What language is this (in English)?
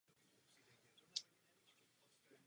Czech